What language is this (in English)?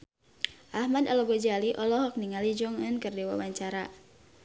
Sundanese